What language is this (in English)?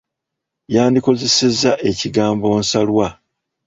Ganda